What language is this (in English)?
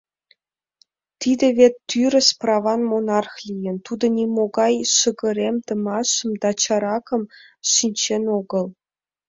Mari